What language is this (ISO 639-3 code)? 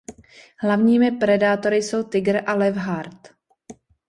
ces